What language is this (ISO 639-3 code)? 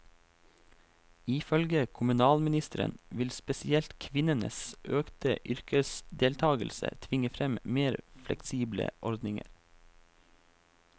nor